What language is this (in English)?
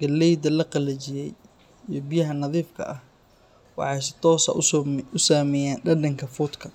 Somali